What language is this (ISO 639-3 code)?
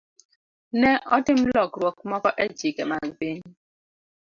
luo